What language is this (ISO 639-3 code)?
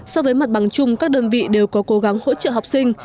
vie